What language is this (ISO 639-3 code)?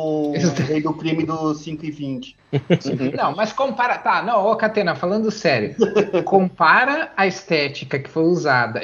por